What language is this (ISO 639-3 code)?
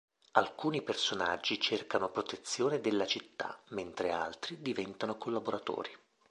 ita